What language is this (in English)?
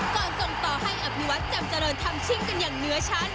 Thai